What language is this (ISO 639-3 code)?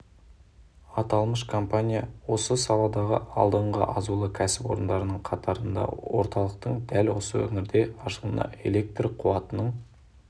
kaz